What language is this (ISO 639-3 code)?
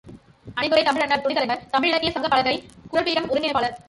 tam